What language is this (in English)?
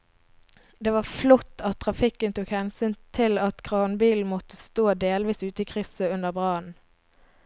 Norwegian